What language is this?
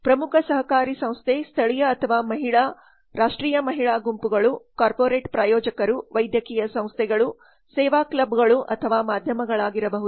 Kannada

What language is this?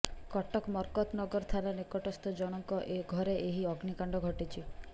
Odia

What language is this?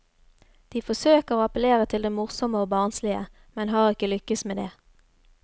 Norwegian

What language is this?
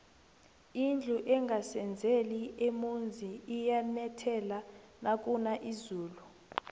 South Ndebele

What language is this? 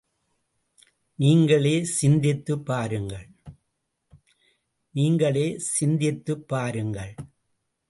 Tamil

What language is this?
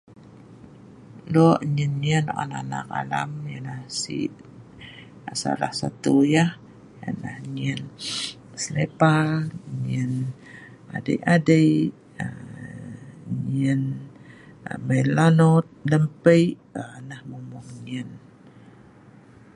Sa'ban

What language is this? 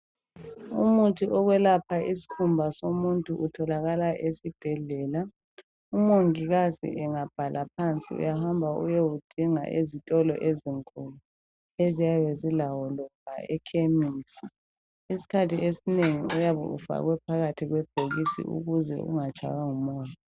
North Ndebele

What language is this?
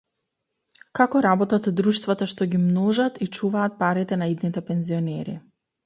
Macedonian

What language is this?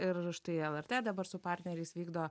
Lithuanian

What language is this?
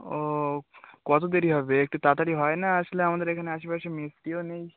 Bangla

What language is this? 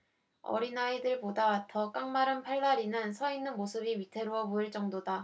Korean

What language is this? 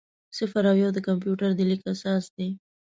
Pashto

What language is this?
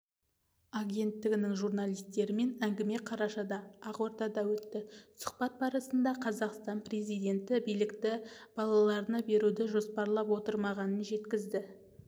Kazakh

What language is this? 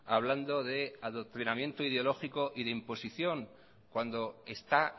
Spanish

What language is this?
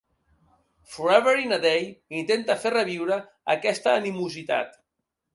Catalan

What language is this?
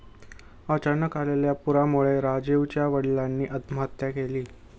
Marathi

